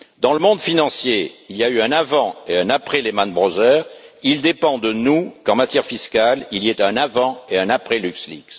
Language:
French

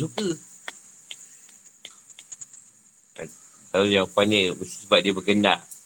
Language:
Malay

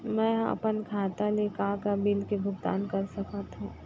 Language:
Chhattisgarhi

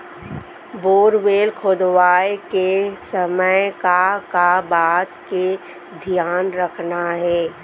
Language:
Chhattisgarhi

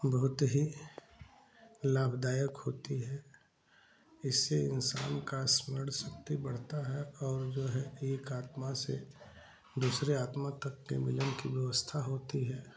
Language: Hindi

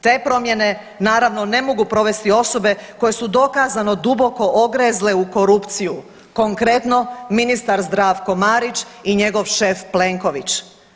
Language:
Croatian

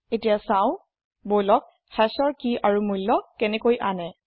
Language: Assamese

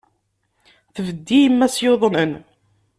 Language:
Kabyle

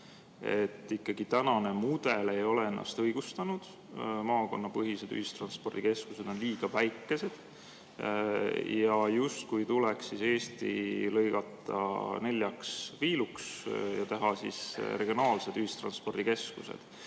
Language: Estonian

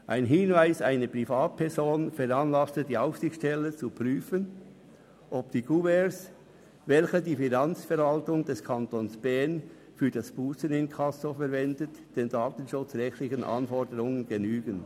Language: Swiss German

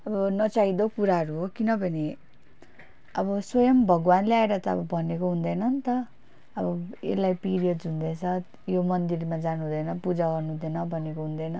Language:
Nepali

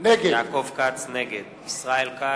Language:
Hebrew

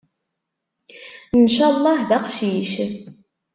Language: Kabyle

